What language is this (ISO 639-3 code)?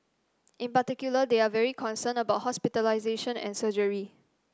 eng